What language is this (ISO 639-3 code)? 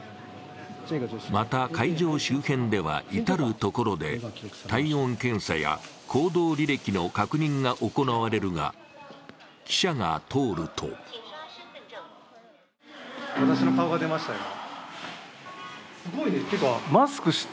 jpn